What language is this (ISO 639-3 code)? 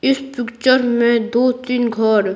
hin